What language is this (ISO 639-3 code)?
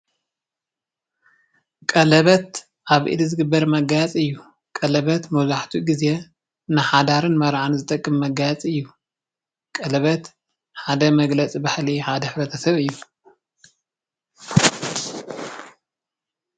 tir